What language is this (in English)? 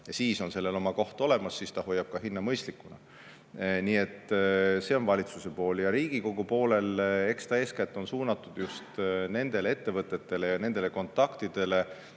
Estonian